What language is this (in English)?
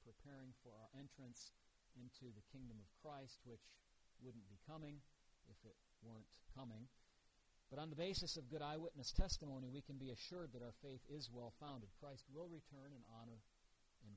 English